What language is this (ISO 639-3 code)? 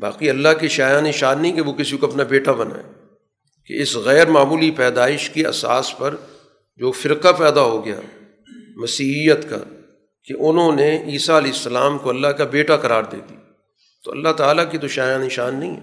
urd